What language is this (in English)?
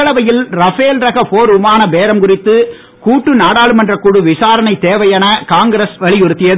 Tamil